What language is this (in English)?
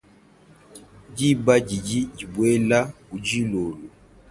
Luba-Lulua